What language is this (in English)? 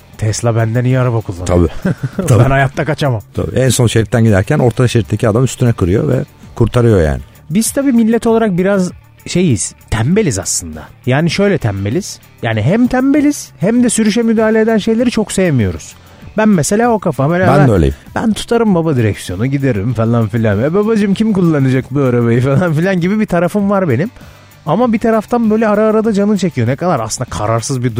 Turkish